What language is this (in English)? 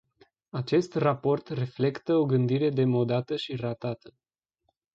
Romanian